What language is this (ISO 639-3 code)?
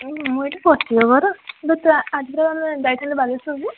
ori